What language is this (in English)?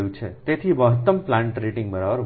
Gujarati